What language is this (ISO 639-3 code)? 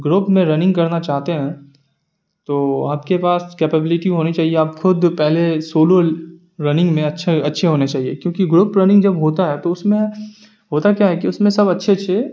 urd